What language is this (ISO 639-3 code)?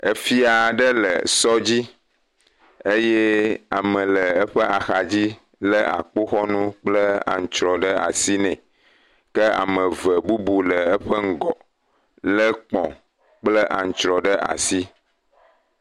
ewe